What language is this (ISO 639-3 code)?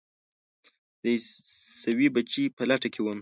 pus